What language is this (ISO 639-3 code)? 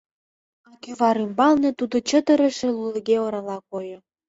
chm